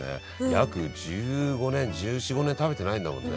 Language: Japanese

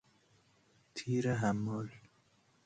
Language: Persian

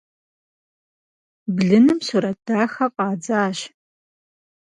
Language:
Kabardian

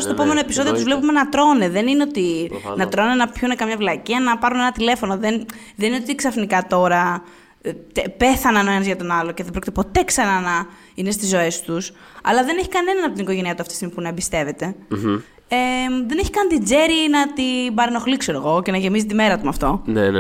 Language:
Greek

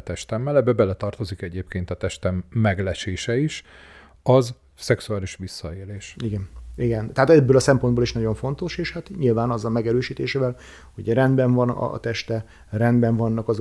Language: Hungarian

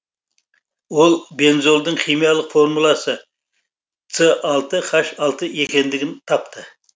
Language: Kazakh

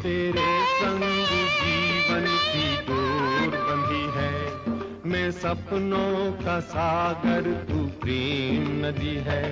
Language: Hindi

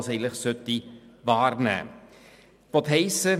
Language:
Swiss German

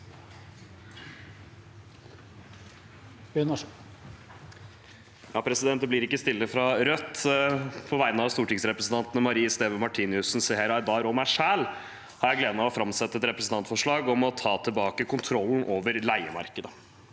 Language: Norwegian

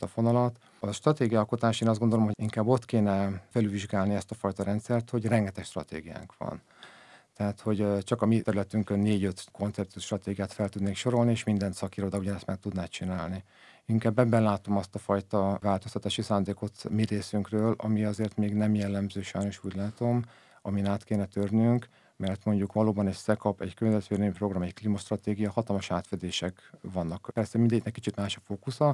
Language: Hungarian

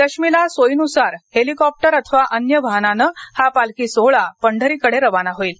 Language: Marathi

